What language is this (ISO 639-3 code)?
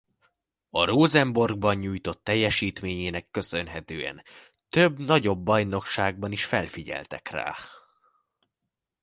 hun